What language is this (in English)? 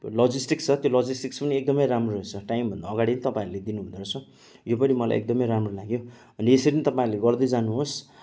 Nepali